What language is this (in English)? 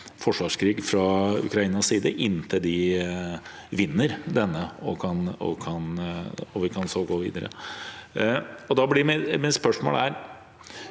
Norwegian